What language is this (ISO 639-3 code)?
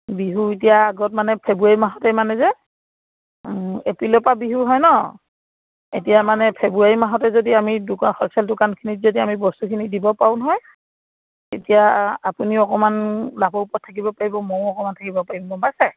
asm